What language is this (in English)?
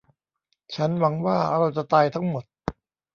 Thai